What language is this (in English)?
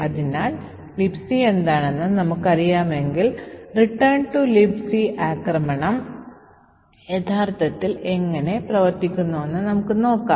Malayalam